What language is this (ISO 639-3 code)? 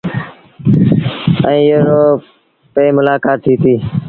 sbn